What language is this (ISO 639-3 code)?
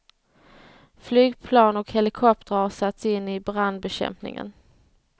swe